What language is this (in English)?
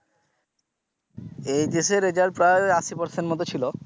Bangla